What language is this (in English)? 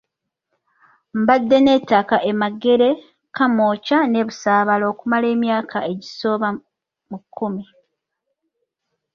Ganda